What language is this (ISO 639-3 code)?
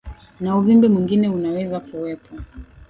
swa